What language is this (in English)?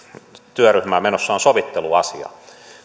Finnish